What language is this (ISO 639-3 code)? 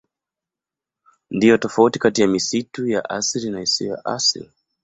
swa